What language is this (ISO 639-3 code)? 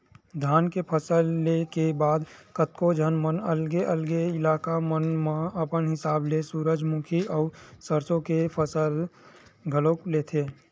hne